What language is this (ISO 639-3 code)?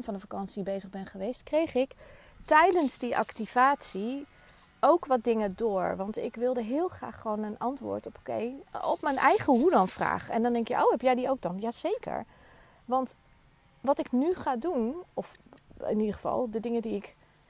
nld